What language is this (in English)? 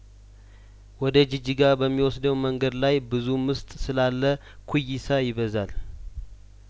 Amharic